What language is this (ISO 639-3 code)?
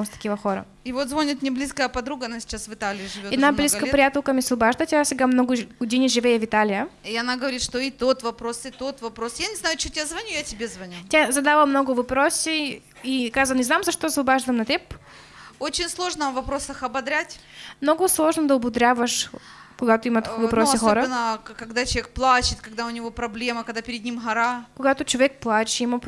rus